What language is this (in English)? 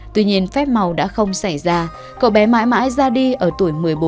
Vietnamese